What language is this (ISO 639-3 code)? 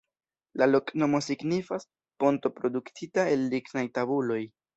epo